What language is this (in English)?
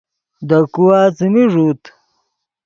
Yidgha